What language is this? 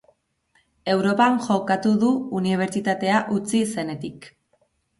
Basque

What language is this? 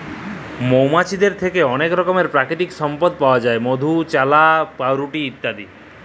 Bangla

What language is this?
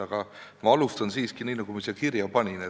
Estonian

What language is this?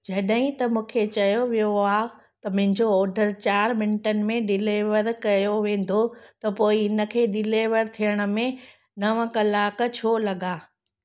Sindhi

